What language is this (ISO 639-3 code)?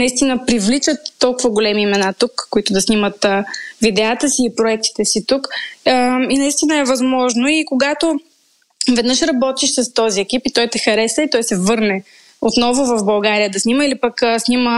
bul